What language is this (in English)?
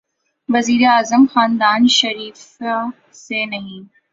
Urdu